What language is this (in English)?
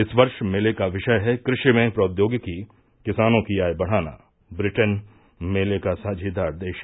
Hindi